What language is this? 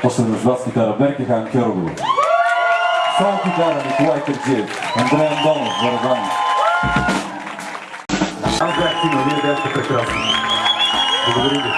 Bulgarian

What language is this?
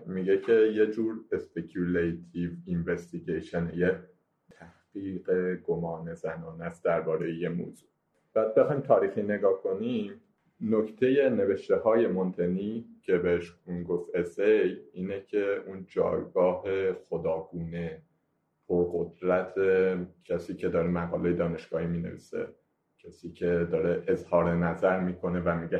Persian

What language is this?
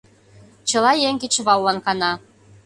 Mari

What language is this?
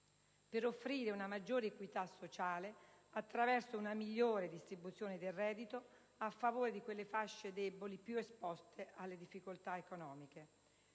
Italian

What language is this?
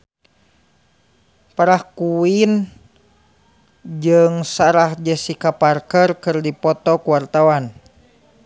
Sundanese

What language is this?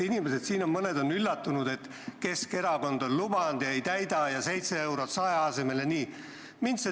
Estonian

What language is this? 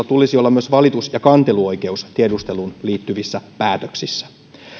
Finnish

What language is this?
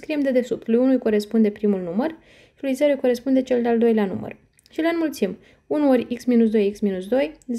Romanian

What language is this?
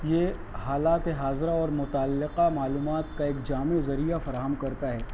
Urdu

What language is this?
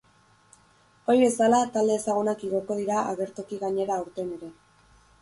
Basque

